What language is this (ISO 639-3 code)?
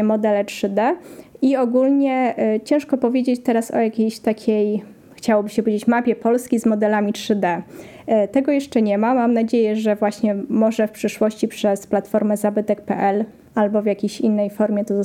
pol